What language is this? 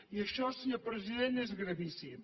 Catalan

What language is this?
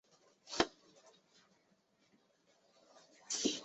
Chinese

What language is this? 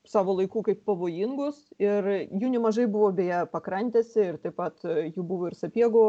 Lithuanian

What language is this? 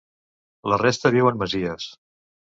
Catalan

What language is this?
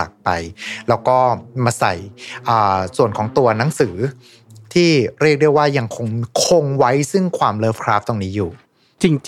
Thai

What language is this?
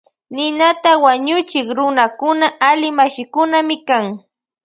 Loja Highland Quichua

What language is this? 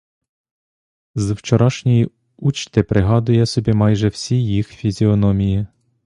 Ukrainian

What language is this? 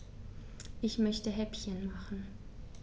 German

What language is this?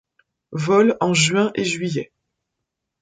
French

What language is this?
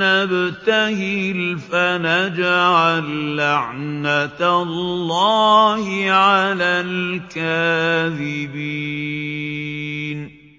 Arabic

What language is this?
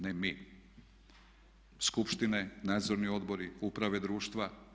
Croatian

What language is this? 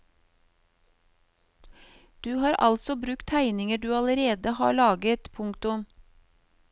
Norwegian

